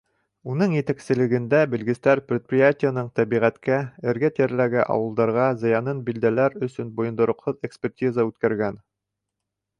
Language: Bashkir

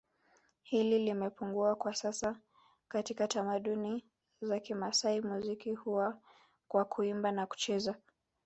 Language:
Swahili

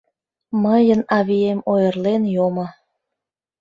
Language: Mari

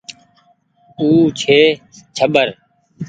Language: Goaria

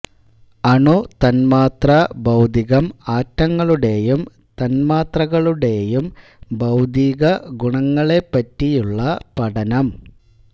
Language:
Malayalam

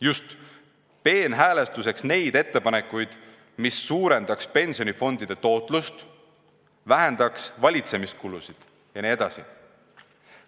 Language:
Estonian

